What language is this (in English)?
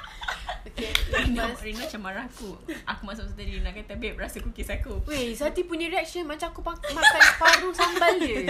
Malay